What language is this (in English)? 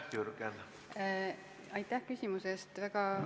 Estonian